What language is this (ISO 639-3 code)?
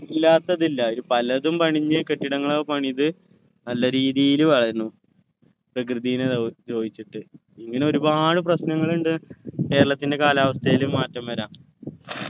mal